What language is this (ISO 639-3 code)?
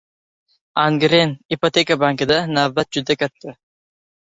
uzb